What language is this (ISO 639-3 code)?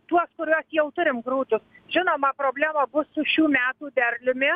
lit